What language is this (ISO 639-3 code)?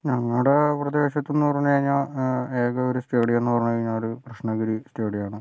mal